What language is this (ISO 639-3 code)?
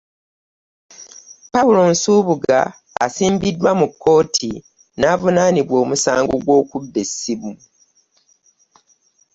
lug